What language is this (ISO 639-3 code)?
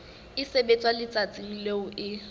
sot